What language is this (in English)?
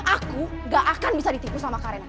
Indonesian